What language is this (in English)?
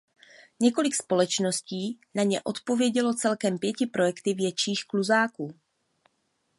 Czech